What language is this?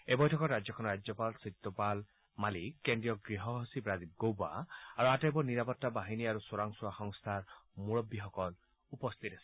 Assamese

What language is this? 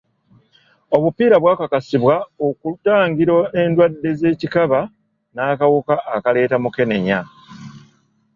Ganda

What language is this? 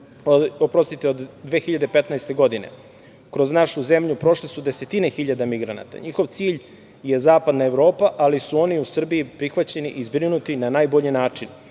Serbian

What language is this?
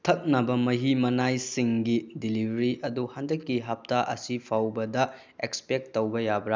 Manipuri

